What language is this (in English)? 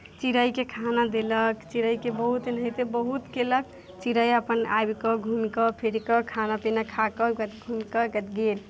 Maithili